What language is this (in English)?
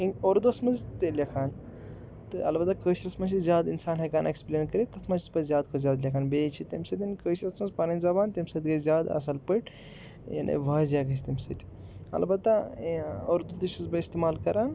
Kashmiri